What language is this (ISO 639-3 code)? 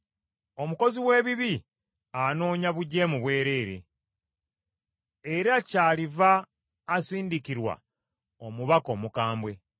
lug